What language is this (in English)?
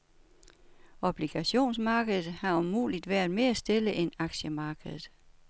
Danish